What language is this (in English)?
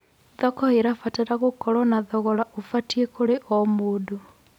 Kikuyu